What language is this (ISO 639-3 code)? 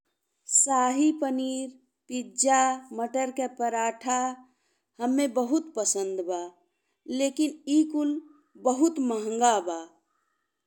bho